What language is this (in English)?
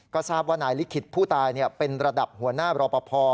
Thai